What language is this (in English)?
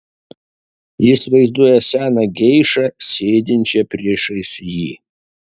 Lithuanian